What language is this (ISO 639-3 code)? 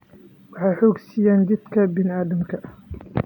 som